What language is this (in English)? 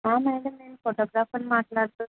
Telugu